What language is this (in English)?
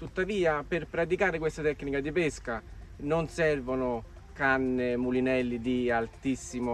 Italian